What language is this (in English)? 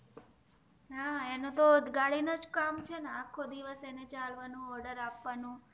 Gujarati